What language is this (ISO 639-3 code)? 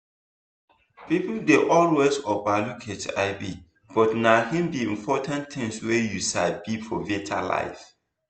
pcm